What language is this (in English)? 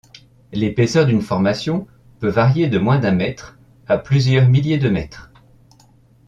French